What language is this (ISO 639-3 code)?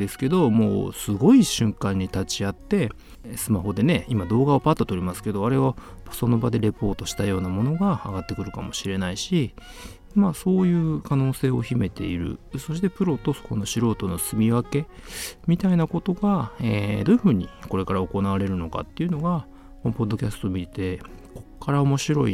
jpn